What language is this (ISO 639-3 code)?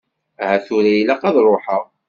kab